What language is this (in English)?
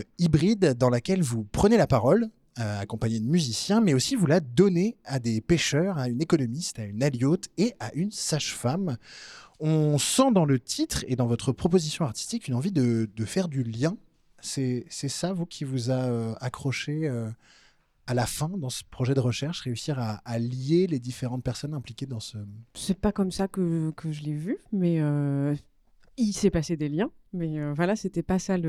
French